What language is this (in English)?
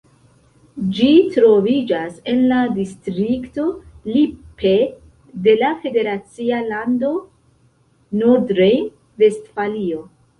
Esperanto